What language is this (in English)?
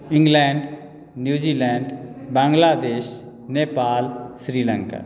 Maithili